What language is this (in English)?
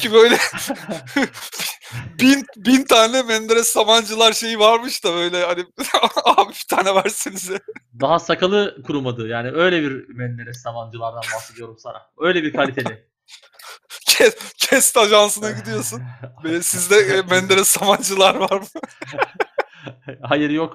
Turkish